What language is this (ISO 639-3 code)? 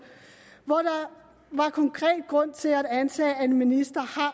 dan